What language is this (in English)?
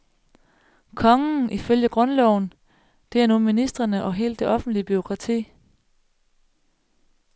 Danish